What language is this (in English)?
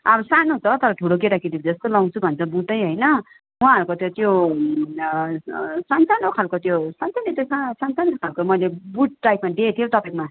Nepali